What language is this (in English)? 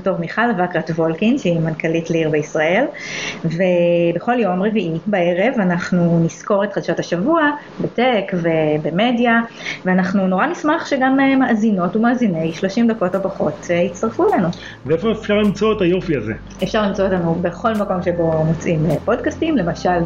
Hebrew